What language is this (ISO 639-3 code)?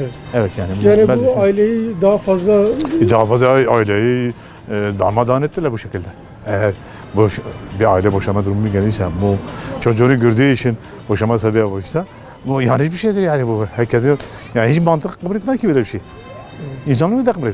tur